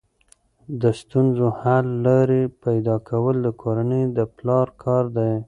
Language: Pashto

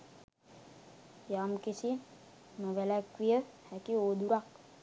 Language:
Sinhala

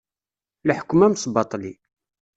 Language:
Kabyle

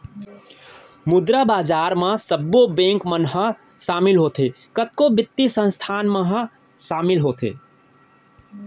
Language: Chhattisgarhi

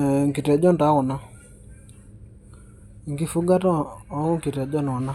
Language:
Masai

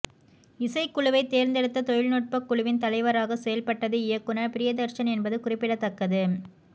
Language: Tamil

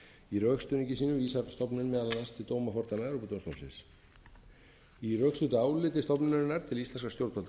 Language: Icelandic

